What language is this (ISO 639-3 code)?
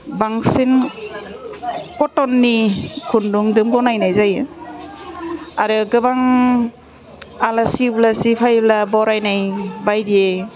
brx